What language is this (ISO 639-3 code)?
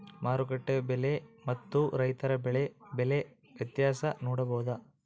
kan